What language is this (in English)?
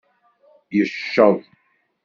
Kabyle